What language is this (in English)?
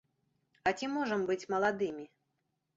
Belarusian